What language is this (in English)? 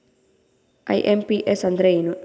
Kannada